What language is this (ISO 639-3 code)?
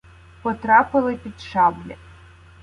ukr